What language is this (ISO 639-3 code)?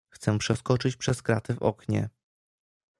pol